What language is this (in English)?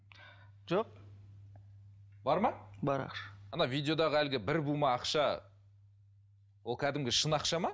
Kazakh